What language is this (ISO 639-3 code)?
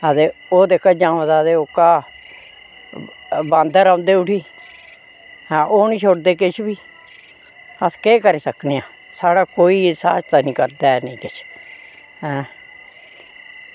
doi